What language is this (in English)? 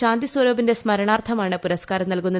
Malayalam